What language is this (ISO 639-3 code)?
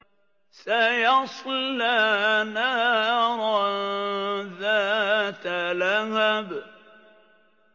ara